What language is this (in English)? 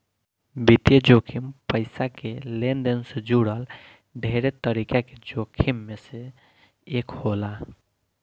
Bhojpuri